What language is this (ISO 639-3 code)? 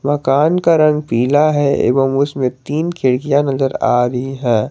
hin